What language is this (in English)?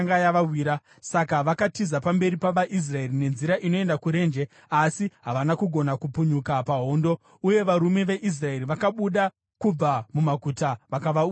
Shona